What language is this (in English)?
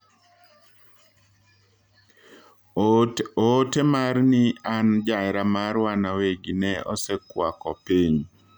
Luo (Kenya and Tanzania)